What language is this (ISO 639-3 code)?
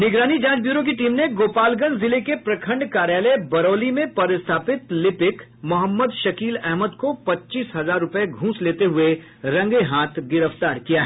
hin